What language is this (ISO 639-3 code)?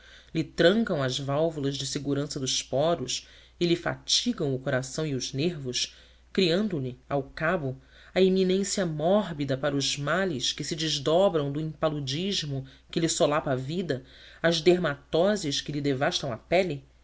por